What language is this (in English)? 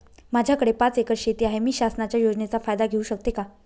Marathi